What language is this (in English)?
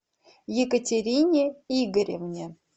Russian